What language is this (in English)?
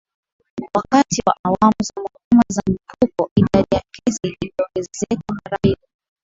Swahili